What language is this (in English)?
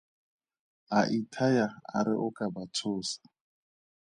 Tswana